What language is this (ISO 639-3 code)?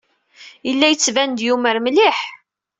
kab